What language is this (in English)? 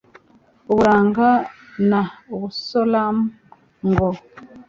Kinyarwanda